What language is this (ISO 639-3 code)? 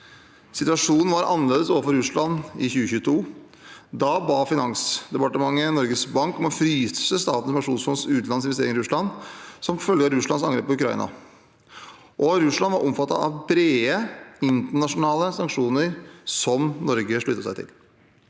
nor